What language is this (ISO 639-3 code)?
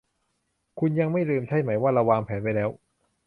tha